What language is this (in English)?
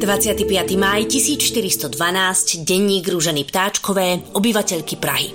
Slovak